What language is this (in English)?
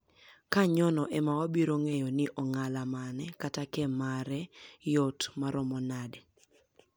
Luo (Kenya and Tanzania)